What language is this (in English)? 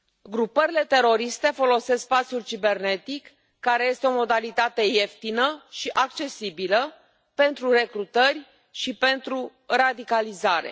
Romanian